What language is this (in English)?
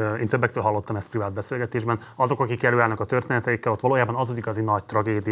Hungarian